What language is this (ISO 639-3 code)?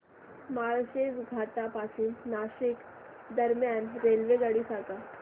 mar